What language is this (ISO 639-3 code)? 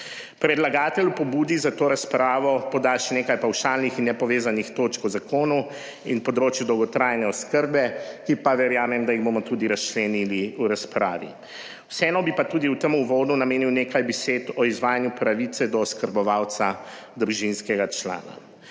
slv